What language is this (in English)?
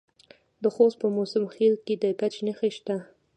Pashto